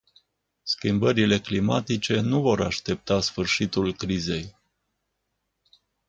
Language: Romanian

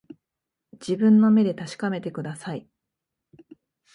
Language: Japanese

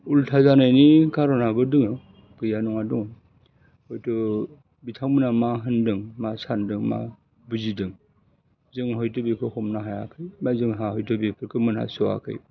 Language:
Bodo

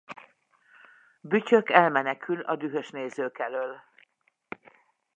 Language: Hungarian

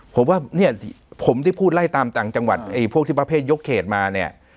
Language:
Thai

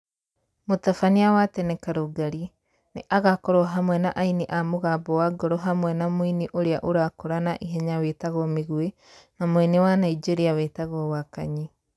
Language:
Kikuyu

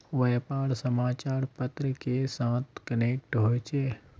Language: Magahi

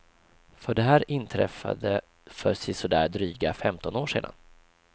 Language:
Swedish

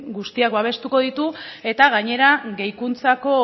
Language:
Basque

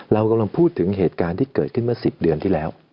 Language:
Thai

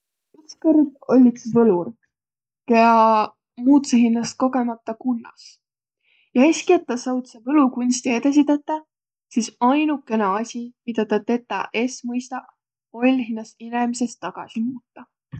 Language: Võro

